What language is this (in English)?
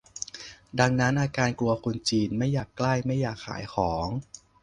Thai